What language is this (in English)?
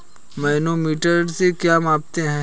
Hindi